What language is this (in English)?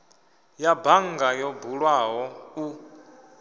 Venda